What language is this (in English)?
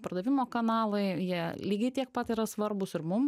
Lithuanian